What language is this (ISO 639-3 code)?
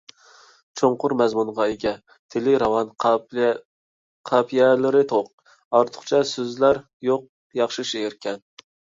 uig